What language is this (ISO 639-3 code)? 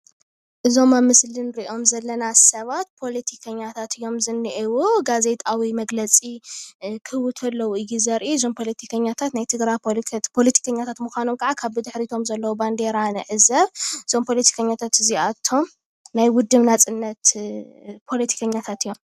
tir